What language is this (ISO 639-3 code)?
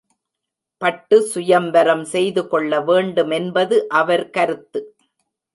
tam